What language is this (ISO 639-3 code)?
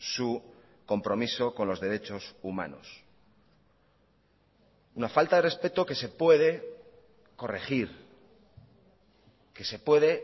spa